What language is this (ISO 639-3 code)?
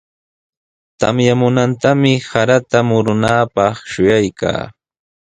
qws